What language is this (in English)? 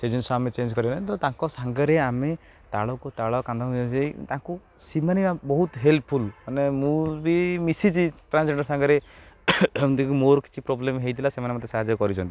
Odia